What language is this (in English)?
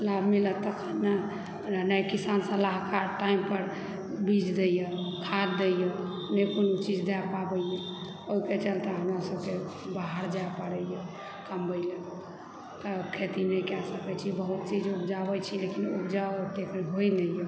Maithili